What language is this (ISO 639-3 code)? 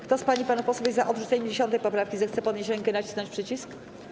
pol